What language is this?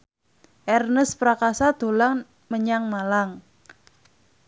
Javanese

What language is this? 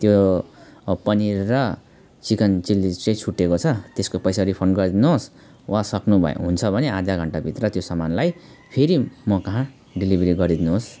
Nepali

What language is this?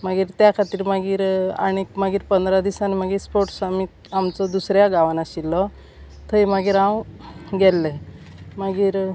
Konkani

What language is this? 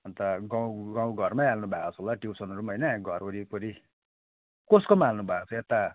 Nepali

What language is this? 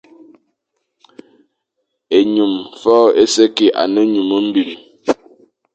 Fang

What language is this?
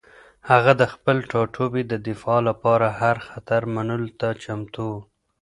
Pashto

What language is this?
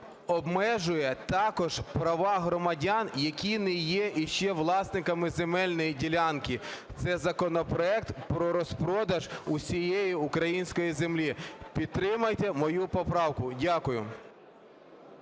Ukrainian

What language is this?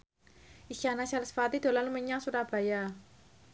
Javanese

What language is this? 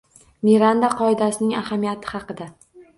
Uzbek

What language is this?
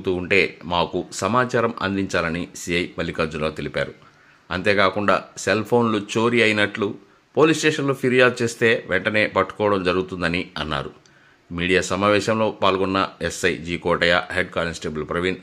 Telugu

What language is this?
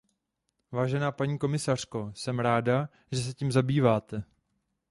Czech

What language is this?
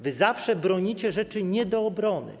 Polish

